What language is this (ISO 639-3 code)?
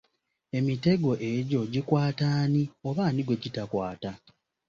lug